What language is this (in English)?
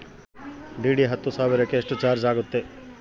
Kannada